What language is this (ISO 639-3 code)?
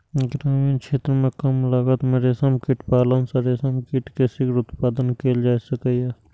mai